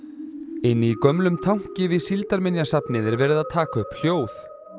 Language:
Icelandic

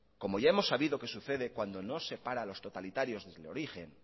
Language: Spanish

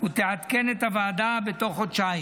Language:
Hebrew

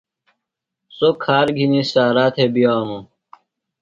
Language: Phalura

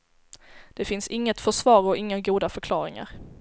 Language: Swedish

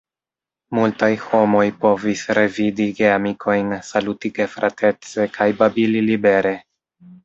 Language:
Esperanto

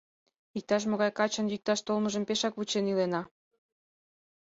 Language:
Mari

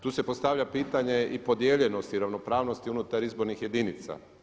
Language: Croatian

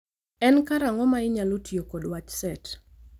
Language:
Luo (Kenya and Tanzania)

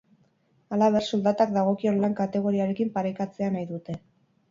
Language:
Basque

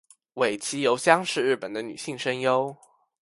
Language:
Chinese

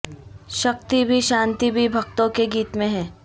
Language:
Urdu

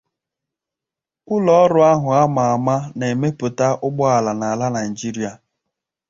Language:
Igbo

